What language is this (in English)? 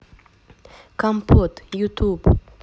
Russian